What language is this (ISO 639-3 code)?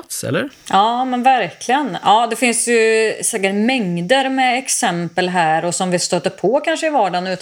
swe